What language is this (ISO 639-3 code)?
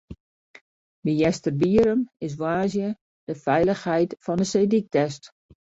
fry